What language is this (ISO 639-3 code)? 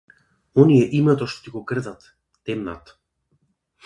mkd